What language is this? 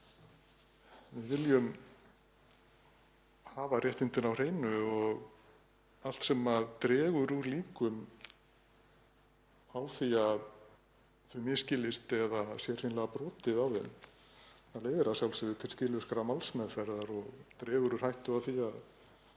Icelandic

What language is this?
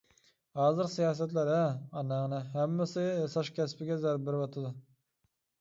Uyghur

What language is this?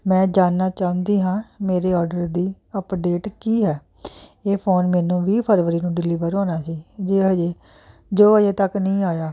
Punjabi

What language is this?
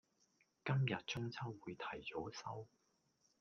Cantonese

